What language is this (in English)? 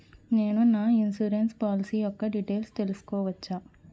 Telugu